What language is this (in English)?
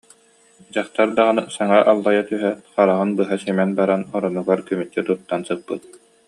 Yakut